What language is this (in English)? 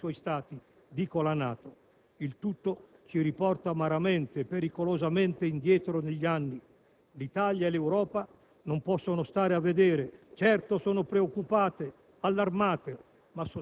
Italian